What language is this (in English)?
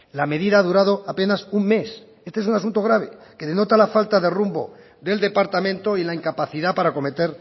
Spanish